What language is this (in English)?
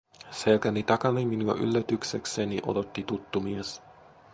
Finnish